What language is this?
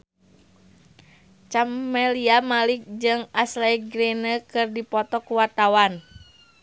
Sundanese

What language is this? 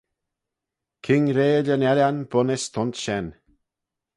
Manx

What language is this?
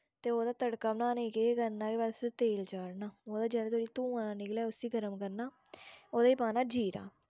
Dogri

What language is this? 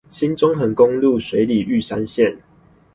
Chinese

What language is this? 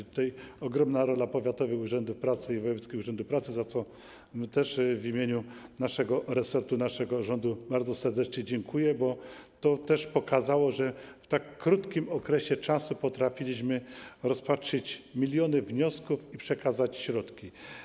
Polish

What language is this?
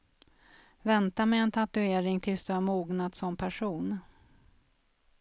Swedish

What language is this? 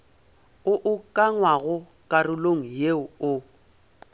Northern Sotho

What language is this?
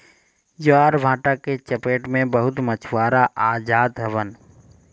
Bhojpuri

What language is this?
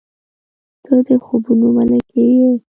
Pashto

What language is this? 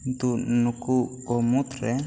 Santali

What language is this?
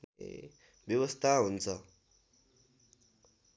Nepali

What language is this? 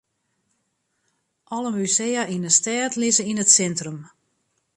Western Frisian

